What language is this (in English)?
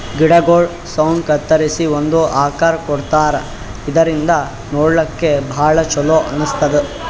Kannada